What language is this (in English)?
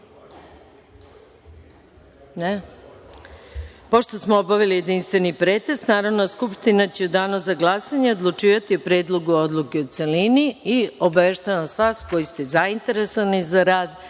Serbian